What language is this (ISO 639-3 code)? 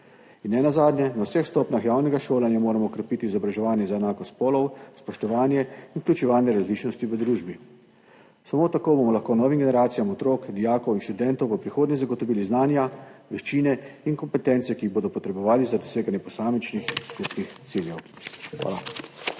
slv